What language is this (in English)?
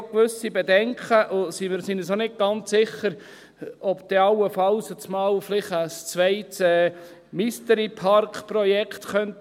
Swiss German